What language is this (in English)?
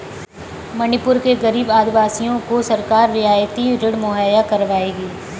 Hindi